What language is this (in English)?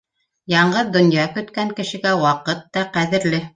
Bashkir